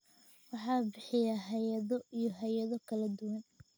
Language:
Somali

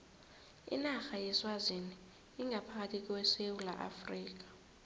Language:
South Ndebele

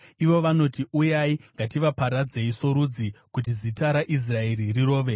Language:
Shona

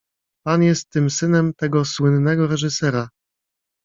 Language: Polish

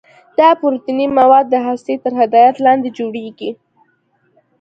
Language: Pashto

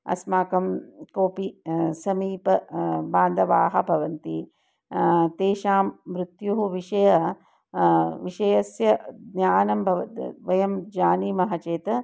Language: Sanskrit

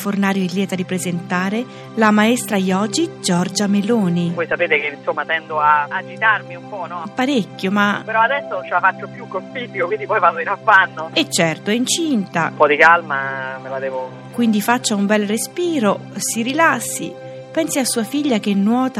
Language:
Italian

